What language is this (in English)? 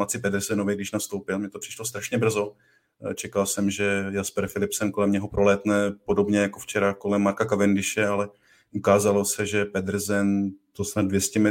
Czech